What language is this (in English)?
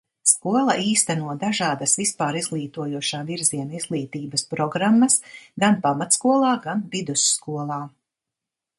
Latvian